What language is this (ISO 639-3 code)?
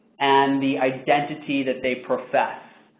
eng